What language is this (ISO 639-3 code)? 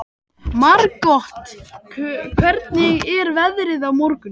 isl